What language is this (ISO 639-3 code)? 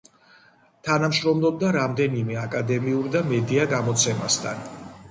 kat